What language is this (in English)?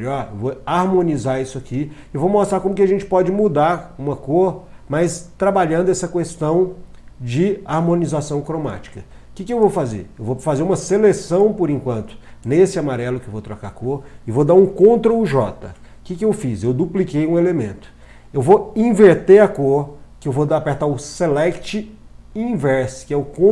Portuguese